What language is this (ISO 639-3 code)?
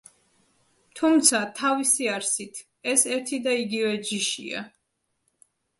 kat